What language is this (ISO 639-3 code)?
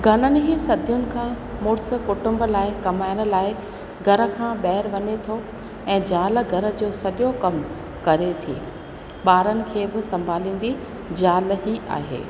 snd